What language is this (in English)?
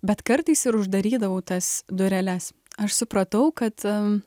Lithuanian